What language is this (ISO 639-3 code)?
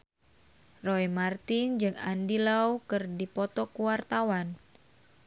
sun